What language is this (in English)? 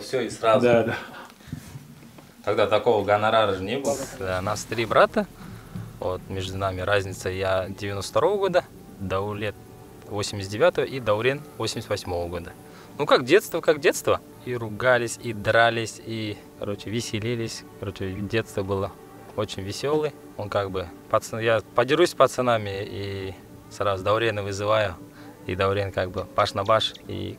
Russian